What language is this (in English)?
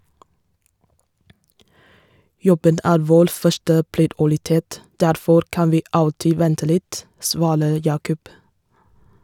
Norwegian